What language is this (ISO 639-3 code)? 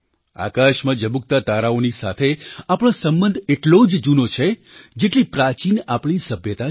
guj